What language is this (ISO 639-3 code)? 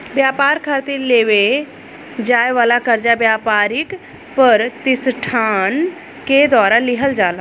bho